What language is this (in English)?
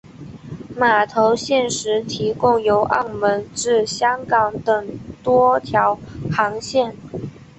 Chinese